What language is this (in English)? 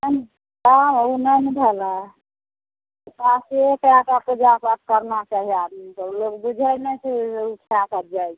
Maithili